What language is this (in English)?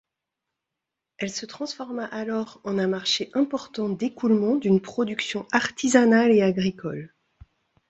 French